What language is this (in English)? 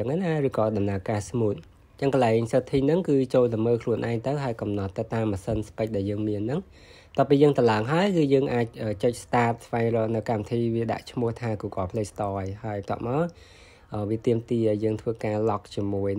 Vietnamese